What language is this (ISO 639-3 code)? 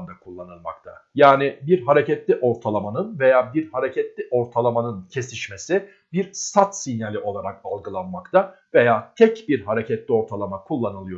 tur